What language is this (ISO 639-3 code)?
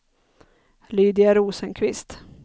swe